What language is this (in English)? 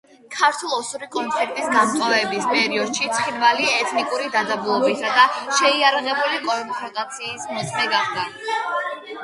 Georgian